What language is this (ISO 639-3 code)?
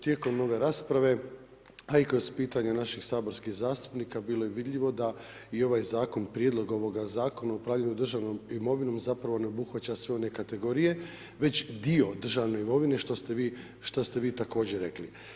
hrv